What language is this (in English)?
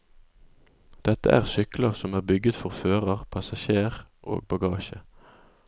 Norwegian